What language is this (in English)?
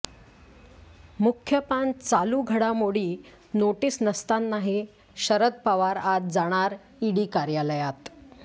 Marathi